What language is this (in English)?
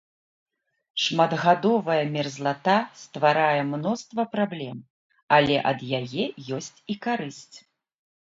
Belarusian